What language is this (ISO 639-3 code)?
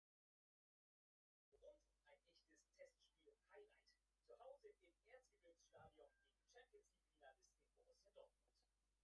hsb